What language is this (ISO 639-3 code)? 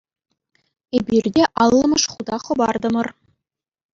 chv